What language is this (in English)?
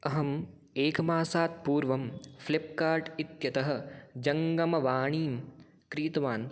Sanskrit